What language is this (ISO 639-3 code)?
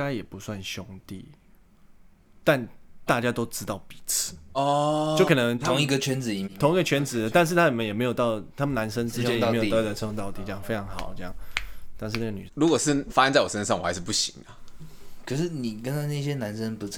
zho